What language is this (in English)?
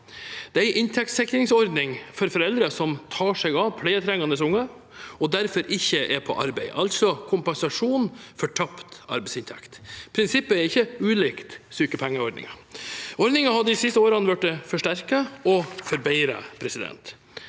Norwegian